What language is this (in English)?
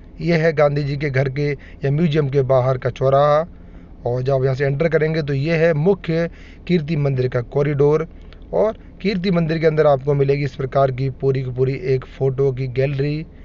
Hindi